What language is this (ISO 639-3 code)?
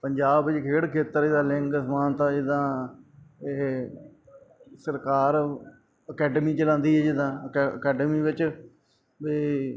pan